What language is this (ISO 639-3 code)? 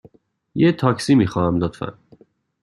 fas